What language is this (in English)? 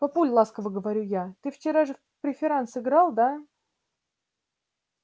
Russian